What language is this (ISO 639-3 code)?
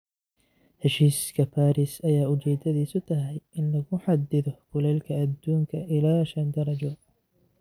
som